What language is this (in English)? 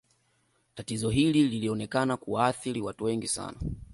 Swahili